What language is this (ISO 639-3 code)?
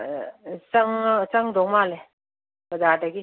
mni